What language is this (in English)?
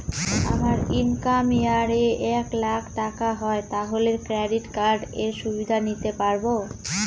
Bangla